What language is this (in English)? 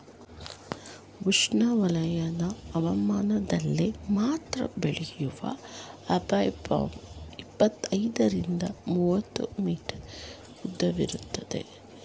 Kannada